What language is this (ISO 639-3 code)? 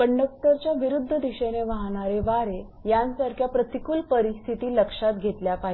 mar